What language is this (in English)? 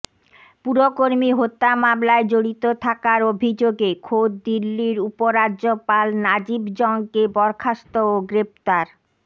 Bangla